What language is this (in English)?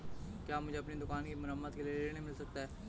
Hindi